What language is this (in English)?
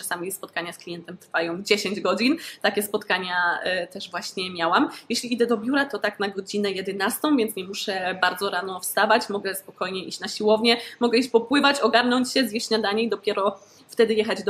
Polish